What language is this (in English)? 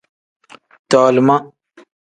Tem